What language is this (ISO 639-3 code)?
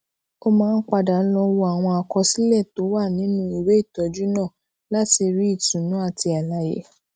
yor